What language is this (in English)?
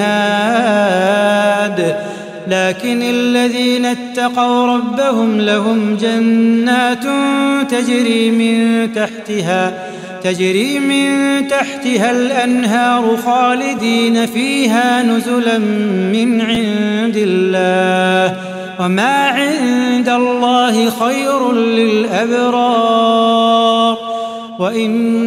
Arabic